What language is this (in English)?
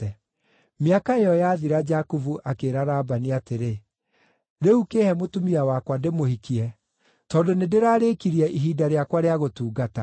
Kikuyu